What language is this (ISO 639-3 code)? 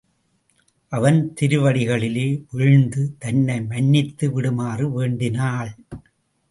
tam